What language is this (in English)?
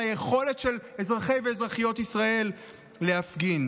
Hebrew